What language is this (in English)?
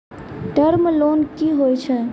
Maithili